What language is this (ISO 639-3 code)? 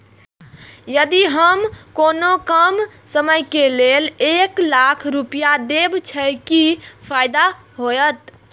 mai